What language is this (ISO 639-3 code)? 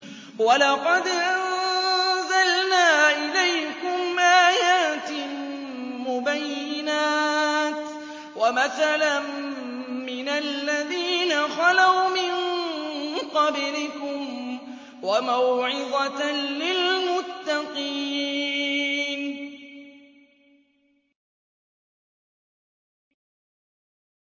ara